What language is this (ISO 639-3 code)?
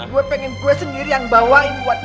ind